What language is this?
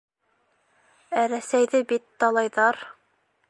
Bashkir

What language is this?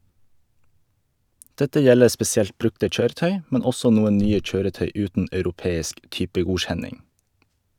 Norwegian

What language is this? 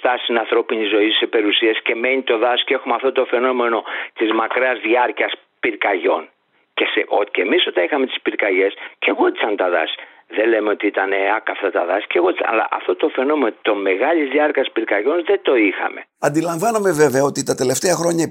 Greek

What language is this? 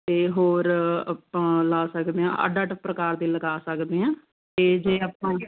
Punjabi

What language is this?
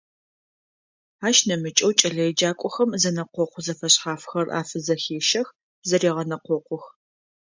Adyghe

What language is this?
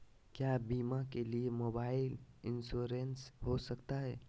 Magahi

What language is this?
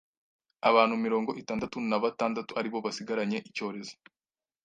Kinyarwanda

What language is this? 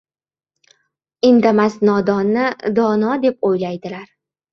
Uzbek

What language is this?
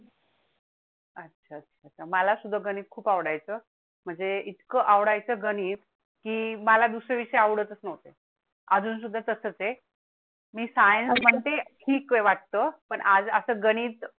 Marathi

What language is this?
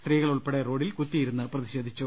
Malayalam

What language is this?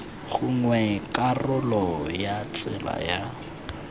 Tswana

